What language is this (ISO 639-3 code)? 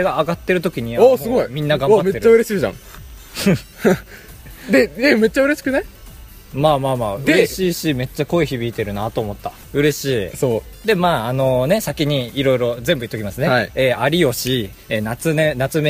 jpn